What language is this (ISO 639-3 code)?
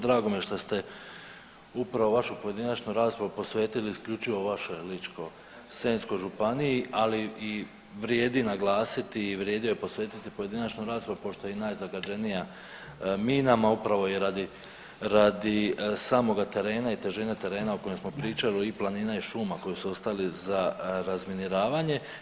hrv